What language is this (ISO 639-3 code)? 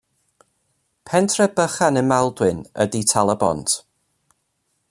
cym